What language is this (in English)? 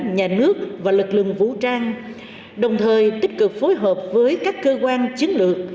Vietnamese